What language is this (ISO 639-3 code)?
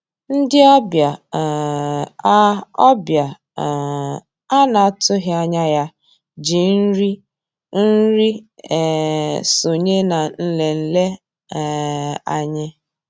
ibo